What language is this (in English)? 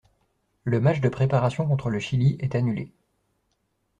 French